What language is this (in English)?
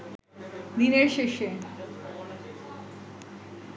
Bangla